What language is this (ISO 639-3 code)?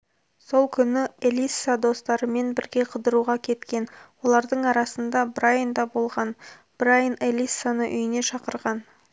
kaz